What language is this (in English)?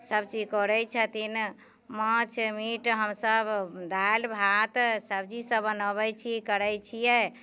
Maithili